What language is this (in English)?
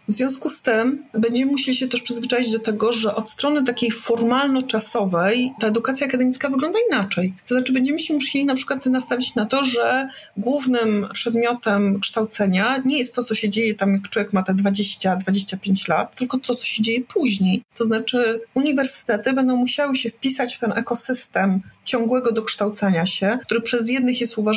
Polish